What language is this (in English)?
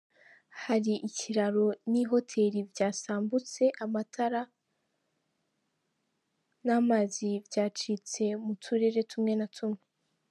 Kinyarwanda